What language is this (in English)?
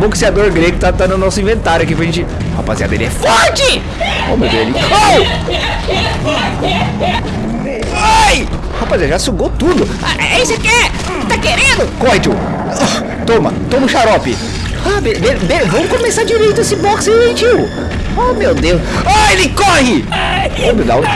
Portuguese